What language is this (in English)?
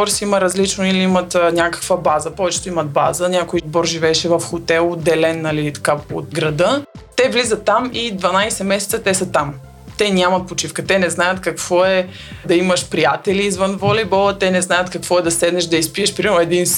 Bulgarian